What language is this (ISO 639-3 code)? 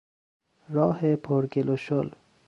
fas